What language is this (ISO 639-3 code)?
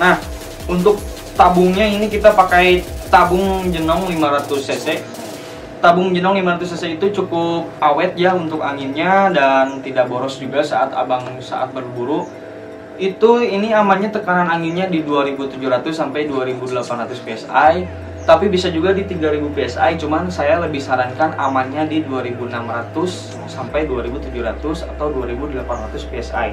ind